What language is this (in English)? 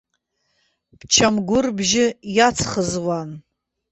Abkhazian